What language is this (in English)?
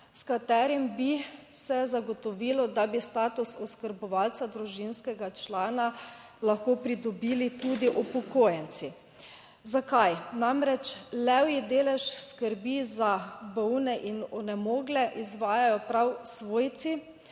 Slovenian